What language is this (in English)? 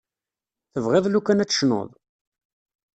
Kabyle